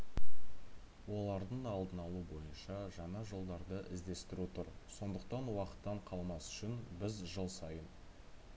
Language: Kazakh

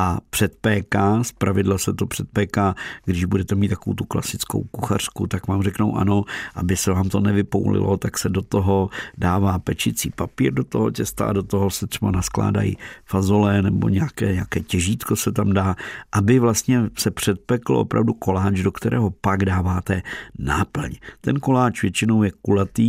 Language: Czech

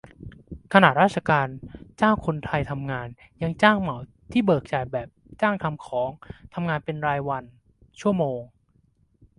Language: Thai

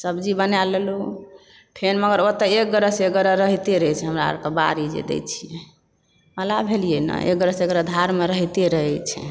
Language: Maithili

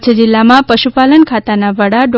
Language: Gujarati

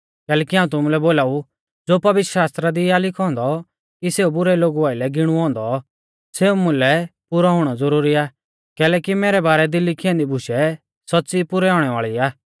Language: Mahasu Pahari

